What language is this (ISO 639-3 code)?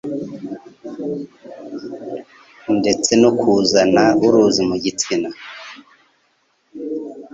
kin